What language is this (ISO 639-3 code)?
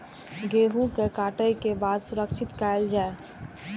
mai